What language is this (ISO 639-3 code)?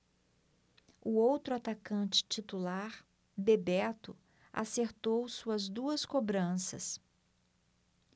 por